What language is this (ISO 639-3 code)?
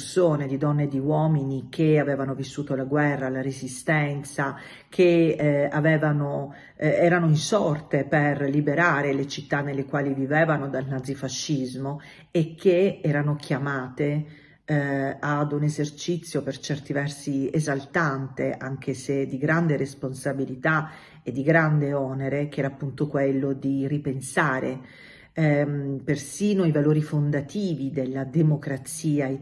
ita